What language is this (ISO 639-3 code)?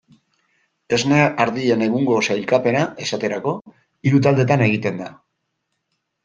eus